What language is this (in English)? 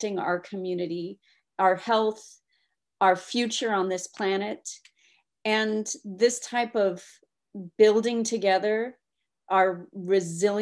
English